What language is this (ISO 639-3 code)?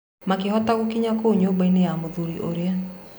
kik